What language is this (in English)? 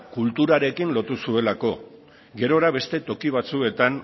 Basque